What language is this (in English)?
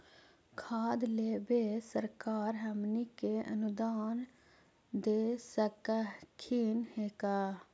Magahi